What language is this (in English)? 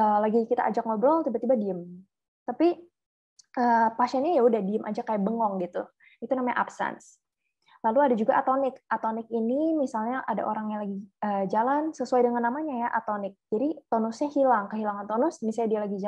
Indonesian